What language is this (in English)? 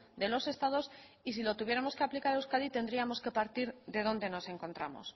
Spanish